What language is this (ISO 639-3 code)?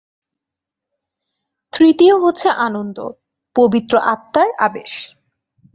ben